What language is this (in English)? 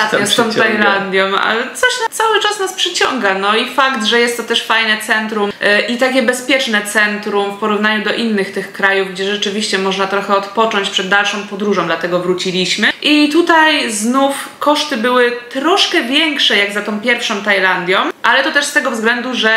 Polish